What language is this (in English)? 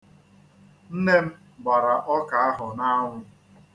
Igbo